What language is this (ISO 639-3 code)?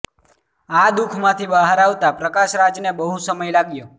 guj